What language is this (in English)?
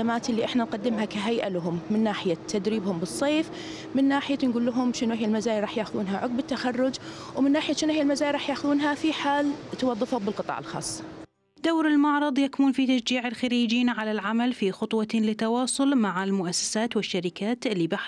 Arabic